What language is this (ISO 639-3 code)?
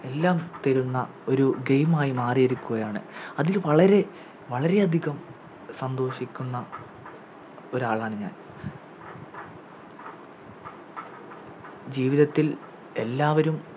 mal